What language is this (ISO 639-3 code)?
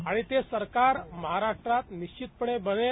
mar